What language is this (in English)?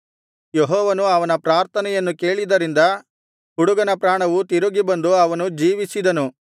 Kannada